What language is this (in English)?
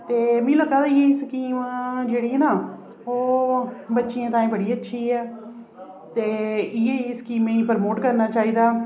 Dogri